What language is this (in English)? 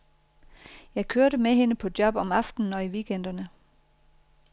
Danish